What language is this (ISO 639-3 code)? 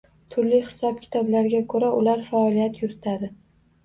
uzb